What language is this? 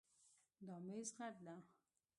Pashto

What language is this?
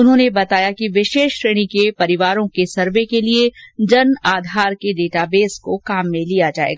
Hindi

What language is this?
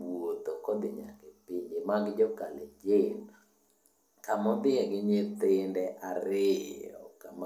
Luo (Kenya and Tanzania)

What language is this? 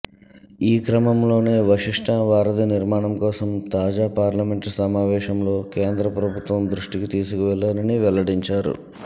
Telugu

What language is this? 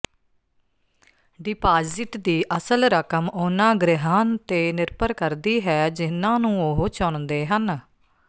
Punjabi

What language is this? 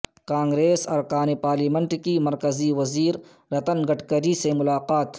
Urdu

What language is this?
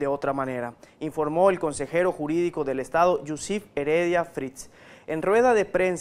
Spanish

